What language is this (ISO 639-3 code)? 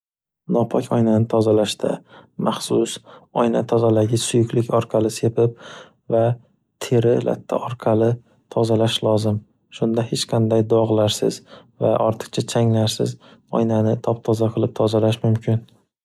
uzb